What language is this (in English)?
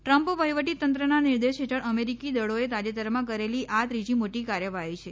Gujarati